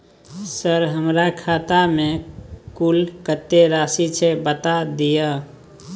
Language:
Maithili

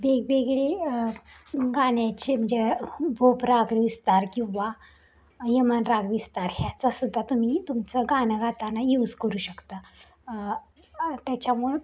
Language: Marathi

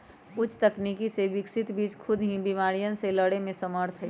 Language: Magahi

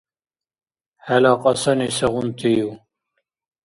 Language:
Dargwa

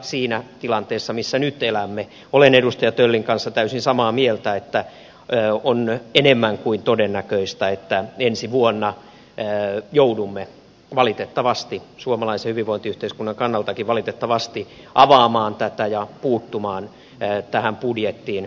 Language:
Finnish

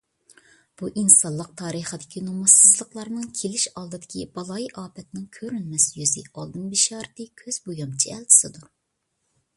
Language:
Uyghur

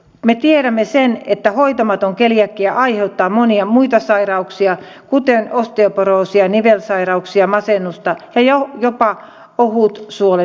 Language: Finnish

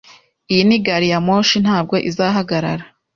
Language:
Kinyarwanda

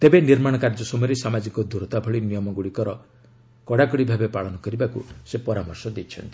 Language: Odia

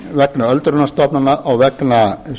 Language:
Icelandic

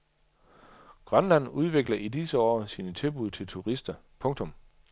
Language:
Danish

